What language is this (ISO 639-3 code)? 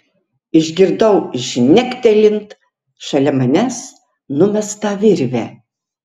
lit